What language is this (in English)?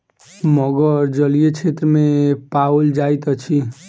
Maithili